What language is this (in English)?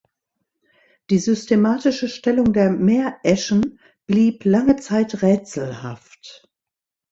German